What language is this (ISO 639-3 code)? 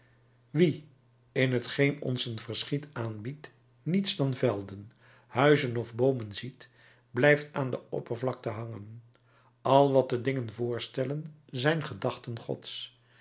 nld